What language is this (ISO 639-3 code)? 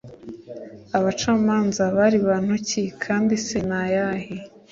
kin